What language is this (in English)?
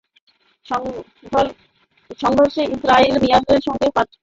Bangla